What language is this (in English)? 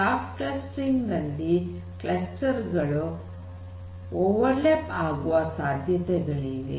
Kannada